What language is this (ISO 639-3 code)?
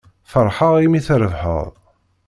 kab